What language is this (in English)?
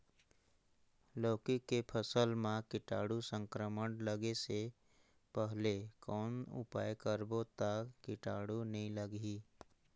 Chhattisgarhi